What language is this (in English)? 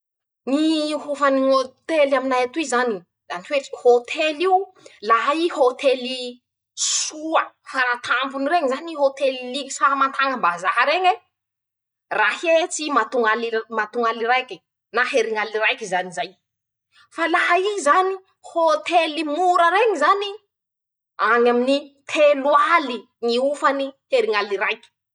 Masikoro Malagasy